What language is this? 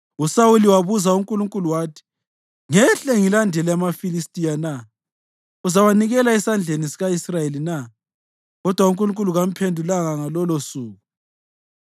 North Ndebele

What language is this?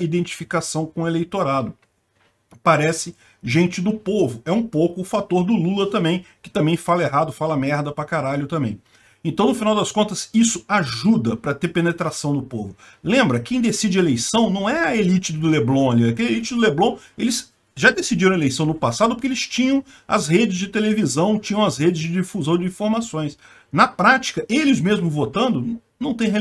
Portuguese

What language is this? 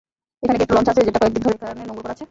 Bangla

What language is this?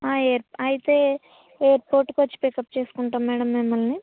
Telugu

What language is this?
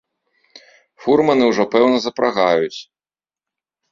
Belarusian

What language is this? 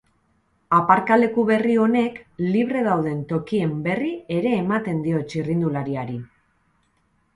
Basque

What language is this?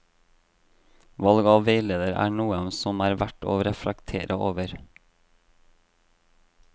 Norwegian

